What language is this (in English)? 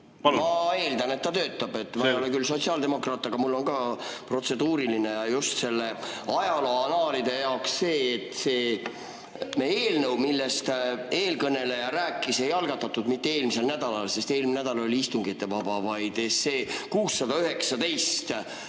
Estonian